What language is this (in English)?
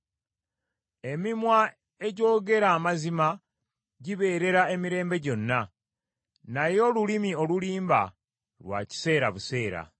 Ganda